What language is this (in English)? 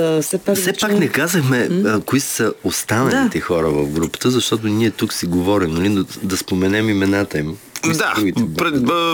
Bulgarian